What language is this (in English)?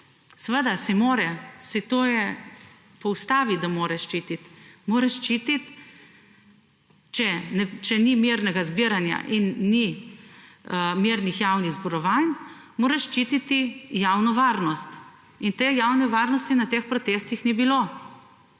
Slovenian